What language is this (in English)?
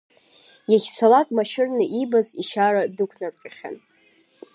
Abkhazian